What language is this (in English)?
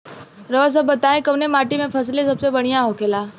Bhojpuri